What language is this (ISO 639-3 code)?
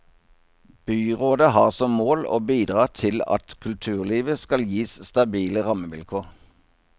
nor